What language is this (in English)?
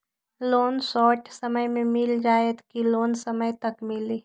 Magahi